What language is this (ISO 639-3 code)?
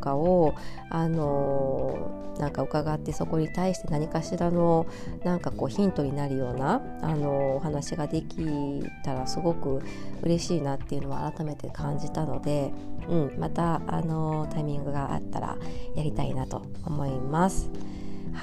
jpn